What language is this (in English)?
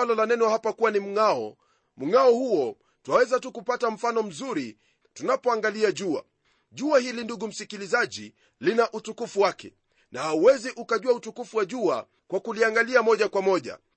Swahili